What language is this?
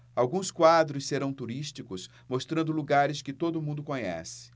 Portuguese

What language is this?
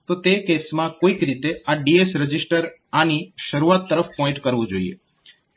Gujarati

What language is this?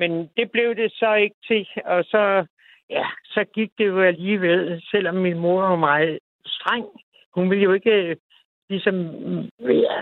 Danish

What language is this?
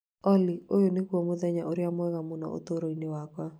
Kikuyu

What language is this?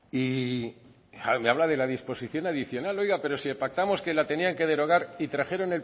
Spanish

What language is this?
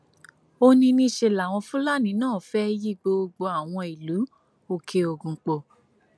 Yoruba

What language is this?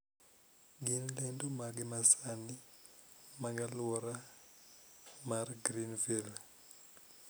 Luo (Kenya and Tanzania)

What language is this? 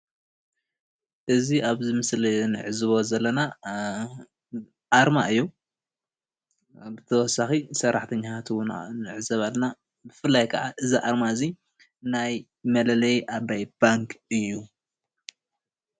Tigrinya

